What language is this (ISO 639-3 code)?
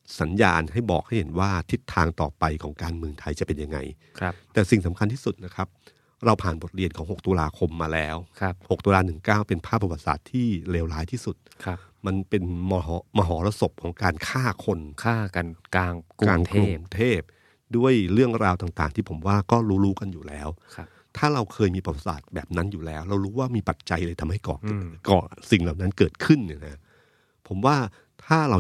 tha